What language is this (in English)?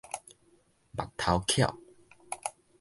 Min Nan Chinese